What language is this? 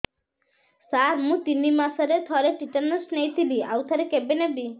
Odia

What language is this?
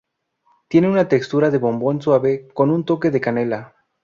Spanish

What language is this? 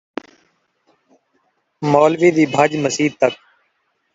Saraiki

